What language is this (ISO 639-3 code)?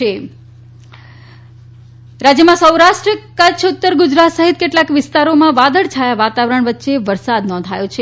guj